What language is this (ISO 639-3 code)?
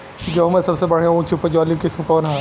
bho